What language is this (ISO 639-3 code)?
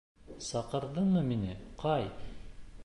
bak